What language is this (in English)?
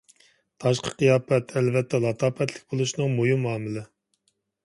Uyghur